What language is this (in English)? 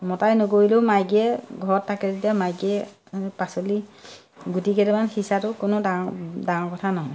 Assamese